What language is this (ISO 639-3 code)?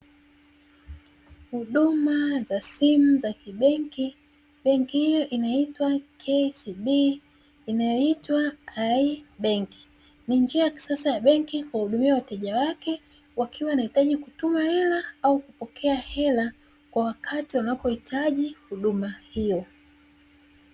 swa